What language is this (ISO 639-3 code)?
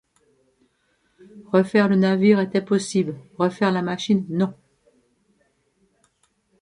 fra